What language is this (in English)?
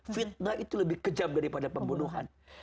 Indonesian